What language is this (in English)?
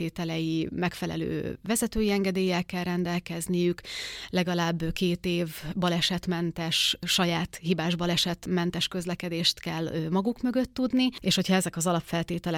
Hungarian